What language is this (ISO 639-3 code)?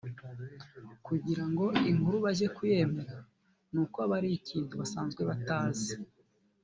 kin